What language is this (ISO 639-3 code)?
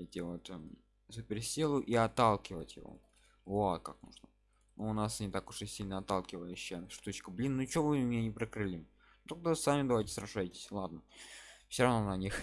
rus